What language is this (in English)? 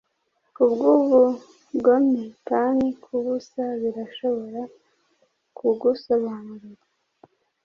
Kinyarwanda